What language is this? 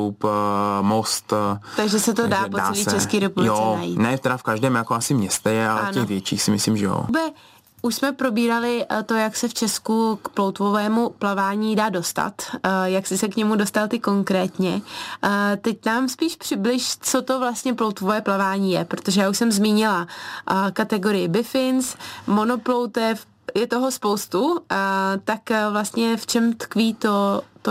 Czech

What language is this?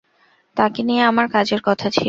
Bangla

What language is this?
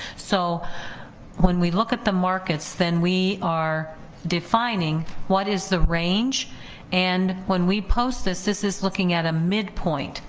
English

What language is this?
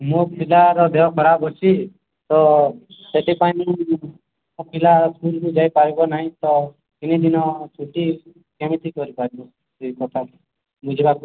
Odia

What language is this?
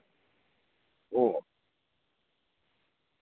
Dogri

